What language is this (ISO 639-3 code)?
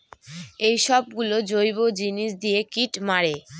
ben